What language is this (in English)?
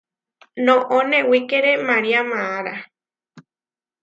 Huarijio